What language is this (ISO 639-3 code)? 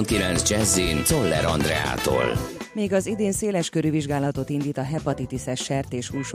hun